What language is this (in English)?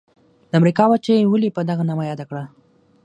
Pashto